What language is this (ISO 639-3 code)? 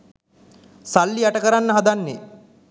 sin